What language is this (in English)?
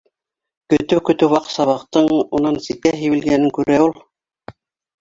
Bashkir